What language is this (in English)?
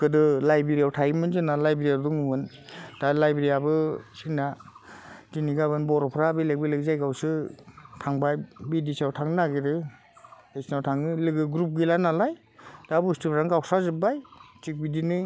Bodo